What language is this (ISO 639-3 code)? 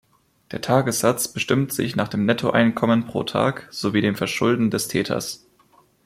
deu